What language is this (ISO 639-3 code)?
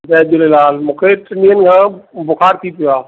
snd